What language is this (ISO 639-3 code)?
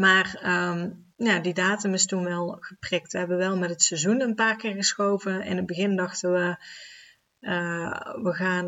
nld